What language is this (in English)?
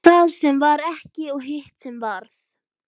Icelandic